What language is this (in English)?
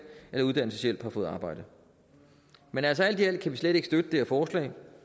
Danish